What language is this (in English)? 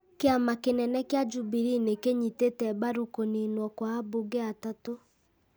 Kikuyu